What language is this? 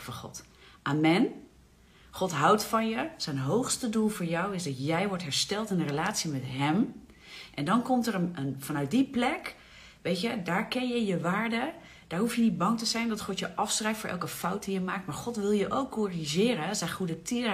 Dutch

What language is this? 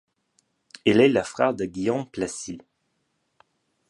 French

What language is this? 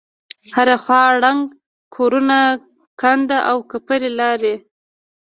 Pashto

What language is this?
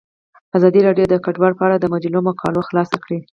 Pashto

